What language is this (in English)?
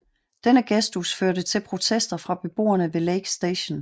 Danish